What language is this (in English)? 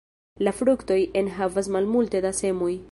Esperanto